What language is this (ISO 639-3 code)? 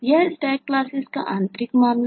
hin